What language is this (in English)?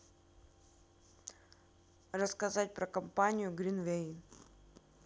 Russian